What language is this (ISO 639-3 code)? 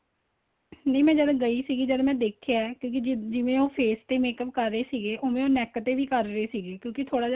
pan